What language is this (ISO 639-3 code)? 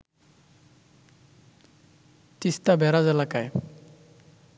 ben